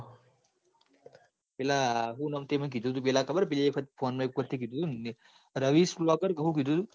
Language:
Gujarati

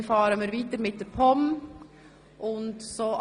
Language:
Swiss German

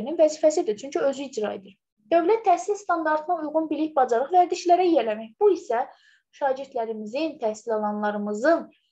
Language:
Turkish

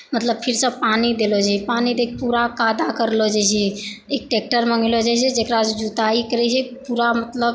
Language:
Maithili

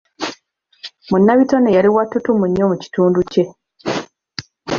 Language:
Ganda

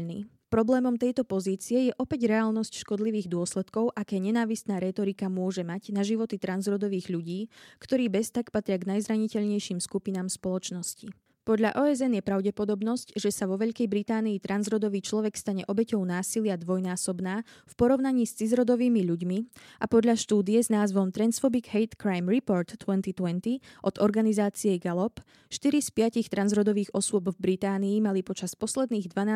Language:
Slovak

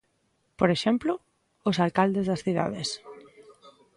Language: Galician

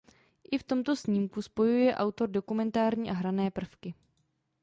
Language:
Czech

